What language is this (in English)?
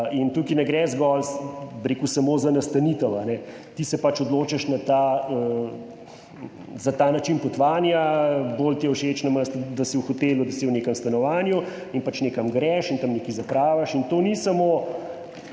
Slovenian